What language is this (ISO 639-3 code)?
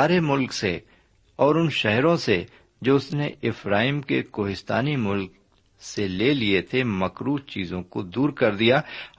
urd